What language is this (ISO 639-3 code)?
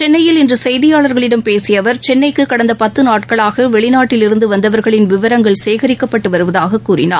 tam